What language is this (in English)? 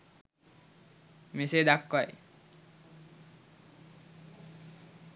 Sinhala